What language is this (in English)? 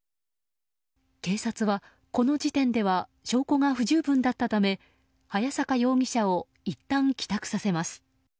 Japanese